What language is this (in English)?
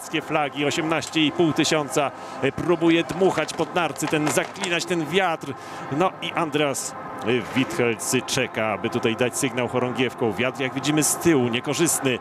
Polish